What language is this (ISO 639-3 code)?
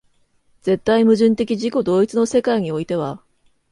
jpn